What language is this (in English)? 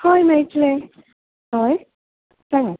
Konkani